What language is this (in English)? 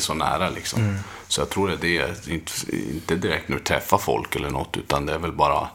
Swedish